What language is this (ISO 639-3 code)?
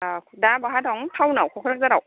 brx